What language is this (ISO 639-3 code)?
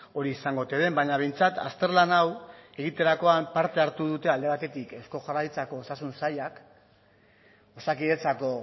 eus